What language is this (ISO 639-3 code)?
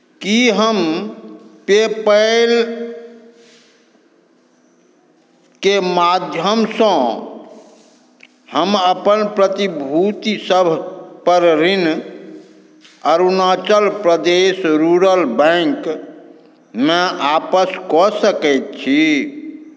mai